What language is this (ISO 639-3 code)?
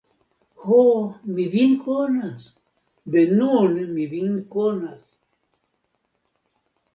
epo